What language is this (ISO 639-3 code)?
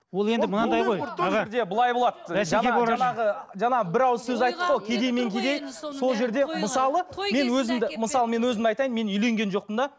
kaz